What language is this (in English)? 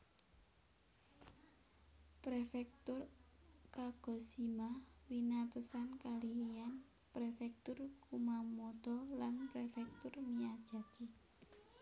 Javanese